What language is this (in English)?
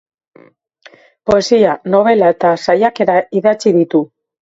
Basque